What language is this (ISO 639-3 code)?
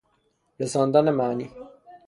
fas